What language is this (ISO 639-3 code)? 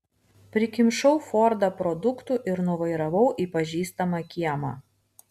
lit